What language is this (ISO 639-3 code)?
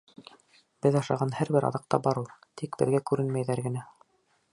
bak